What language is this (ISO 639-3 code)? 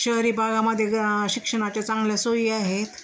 mar